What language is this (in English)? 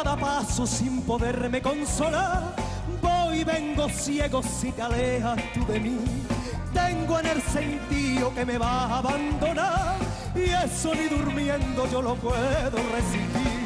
Arabic